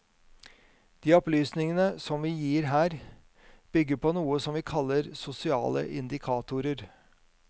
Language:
Norwegian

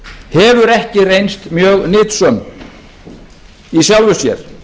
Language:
Icelandic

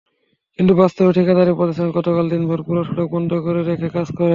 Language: Bangla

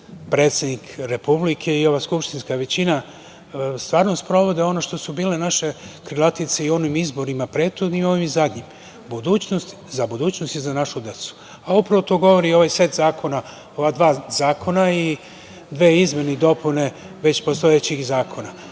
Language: Serbian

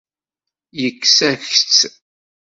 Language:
Kabyle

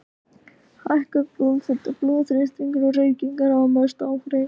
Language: Icelandic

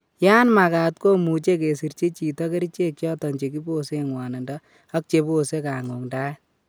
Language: Kalenjin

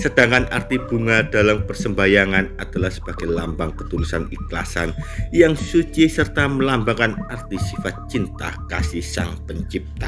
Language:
Indonesian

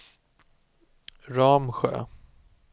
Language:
Swedish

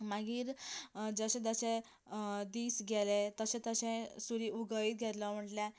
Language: Konkani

